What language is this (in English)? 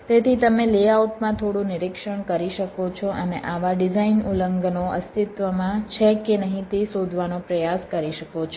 Gujarati